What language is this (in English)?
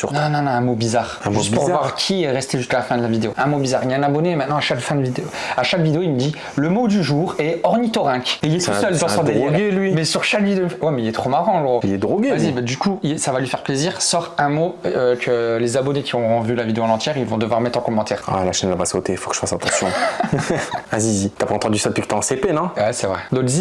French